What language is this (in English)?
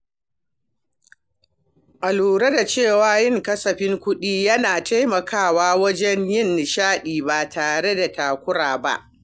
Hausa